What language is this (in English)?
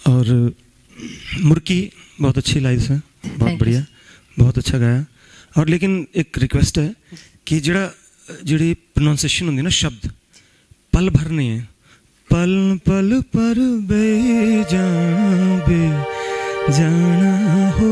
Punjabi